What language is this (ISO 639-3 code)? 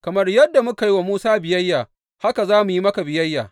hau